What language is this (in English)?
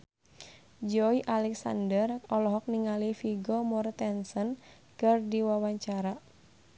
Sundanese